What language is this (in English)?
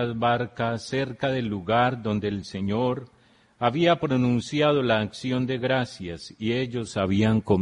Spanish